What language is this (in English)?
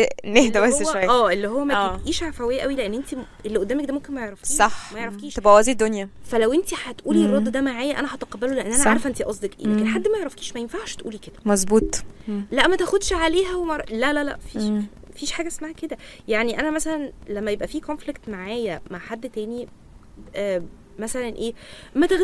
Arabic